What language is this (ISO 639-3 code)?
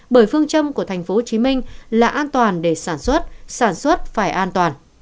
vie